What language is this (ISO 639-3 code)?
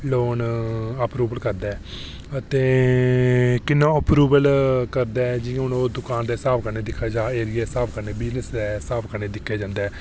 doi